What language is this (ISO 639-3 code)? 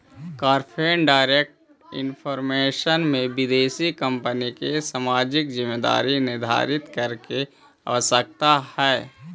mag